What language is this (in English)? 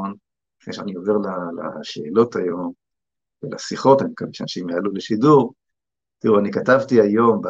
Hebrew